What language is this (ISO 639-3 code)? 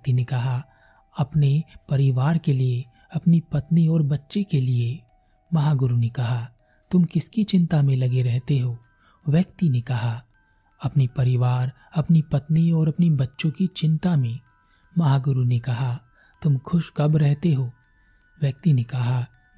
hin